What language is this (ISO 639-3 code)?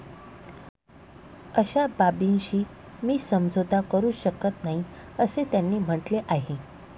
mar